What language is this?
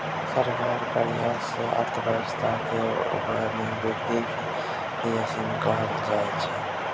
Maithili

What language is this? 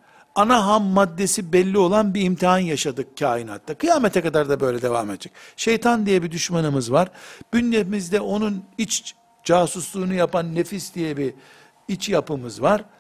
Turkish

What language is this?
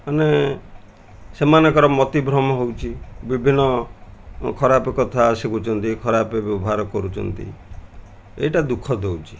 Odia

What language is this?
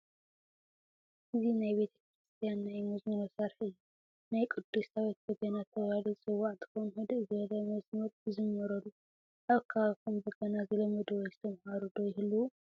Tigrinya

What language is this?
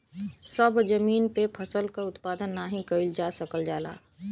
Bhojpuri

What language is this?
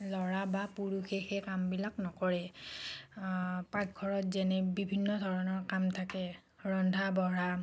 Assamese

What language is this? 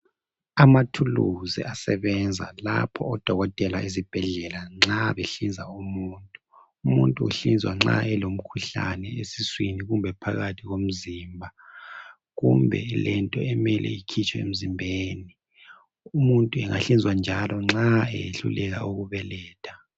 North Ndebele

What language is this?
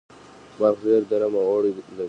Pashto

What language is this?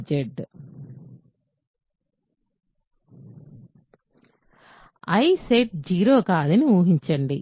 Telugu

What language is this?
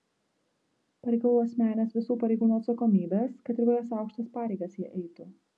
Lithuanian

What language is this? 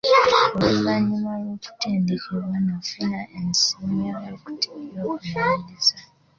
Ganda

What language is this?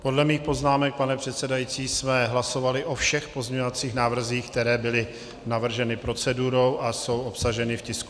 Czech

